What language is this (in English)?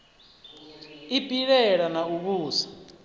Venda